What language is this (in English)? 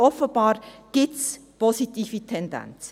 Swiss German